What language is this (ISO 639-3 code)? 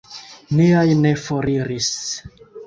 epo